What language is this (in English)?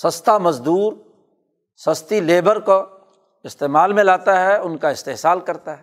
Urdu